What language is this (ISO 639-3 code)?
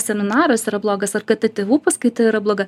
lit